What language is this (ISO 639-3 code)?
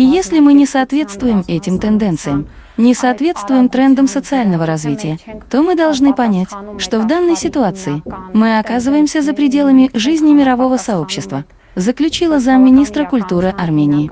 rus